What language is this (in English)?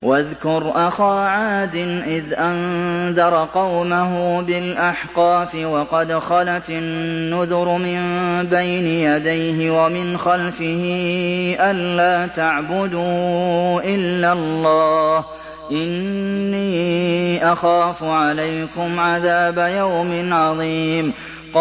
Arabic